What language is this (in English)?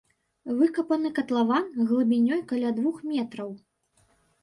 Belarusian